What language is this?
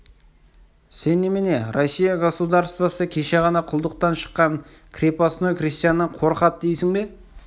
Kazakh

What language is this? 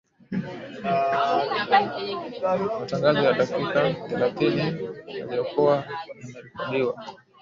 Swahili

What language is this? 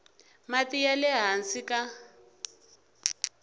Tsonga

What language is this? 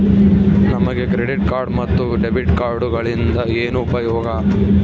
Kannada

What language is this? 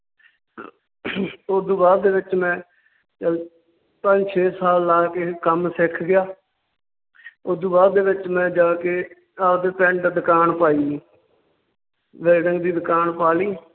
Punjabi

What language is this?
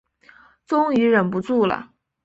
Chinese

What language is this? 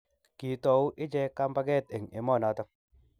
Kalenjin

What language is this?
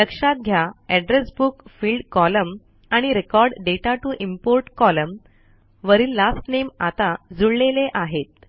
Marathi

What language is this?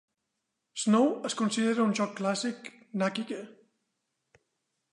Catalan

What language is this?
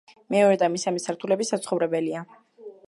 Georgian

